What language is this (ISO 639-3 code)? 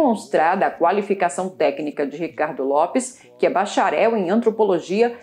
por